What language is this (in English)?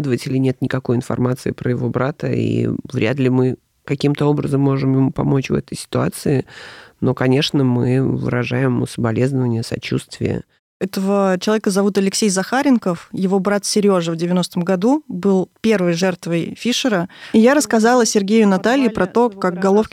Russian